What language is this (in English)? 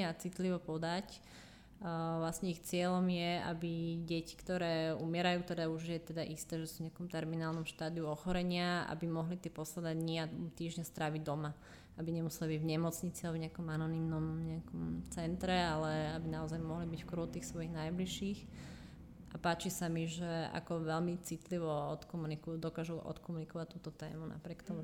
Slovak